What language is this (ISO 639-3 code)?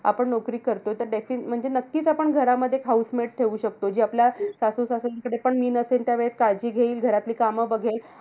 mar